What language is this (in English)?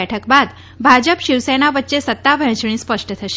Gujarati